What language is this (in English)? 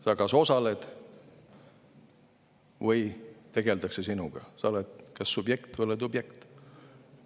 Estonian